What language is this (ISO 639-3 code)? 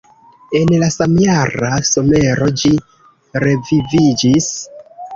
epo